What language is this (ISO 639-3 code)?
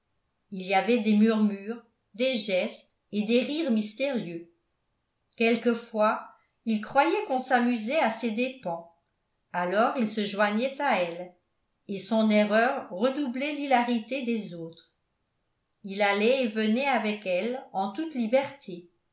fra